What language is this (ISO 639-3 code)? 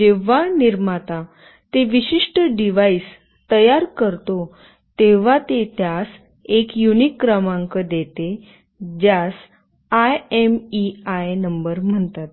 mar